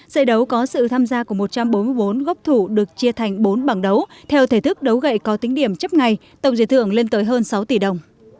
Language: Vietnamese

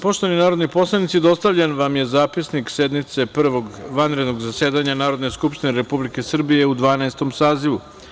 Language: Serbian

